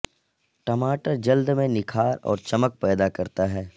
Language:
Urdu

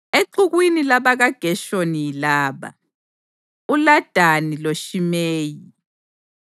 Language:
North Ndebele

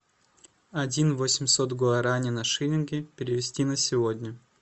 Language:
Russian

